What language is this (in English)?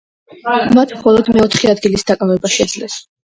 Georgian